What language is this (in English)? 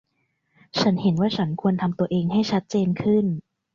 Thai